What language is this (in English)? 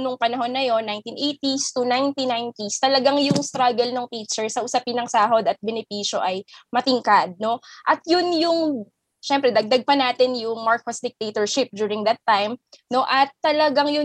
Filipino